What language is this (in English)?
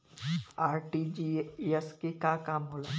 Bhojpuri